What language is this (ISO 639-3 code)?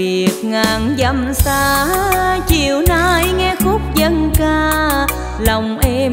vie